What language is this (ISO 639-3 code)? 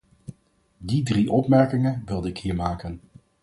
nld